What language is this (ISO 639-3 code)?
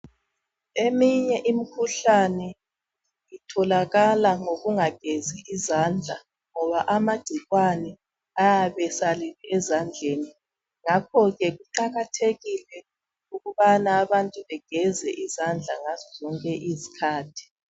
nde